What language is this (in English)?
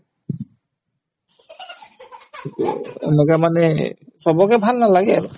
Assamese